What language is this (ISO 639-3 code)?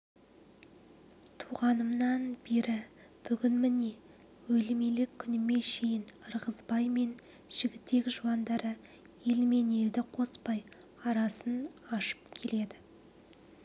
kaz